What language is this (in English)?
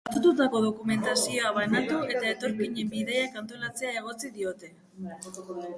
Basque